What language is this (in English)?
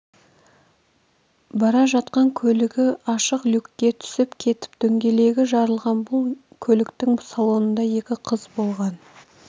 Kazakh